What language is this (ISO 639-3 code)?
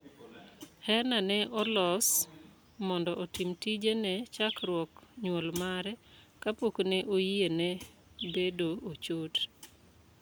luo